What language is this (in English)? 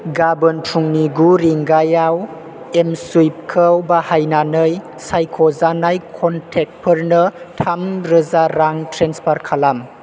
Bodo